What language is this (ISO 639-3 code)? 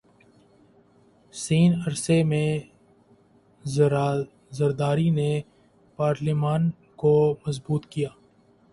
urd